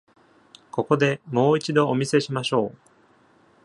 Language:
Japanese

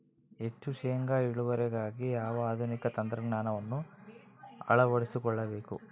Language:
Kannada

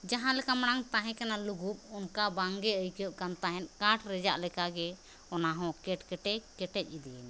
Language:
Santali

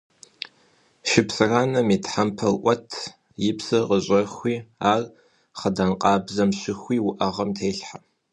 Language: Kabardian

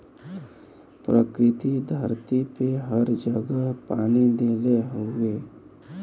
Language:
Bhojpuri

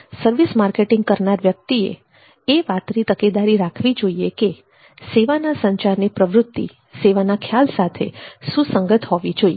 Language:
Gujarati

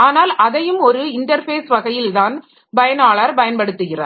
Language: Tamil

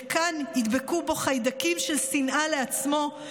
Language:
Hebrew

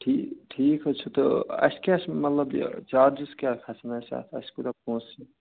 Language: Kashmiri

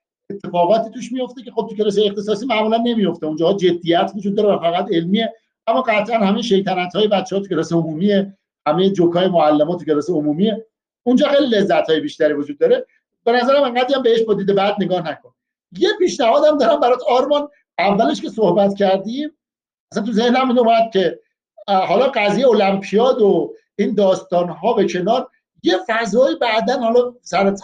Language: Persian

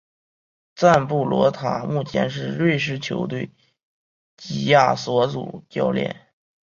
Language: Chinese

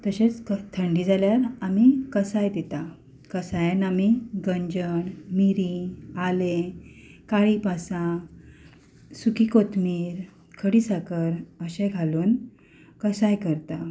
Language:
Konkani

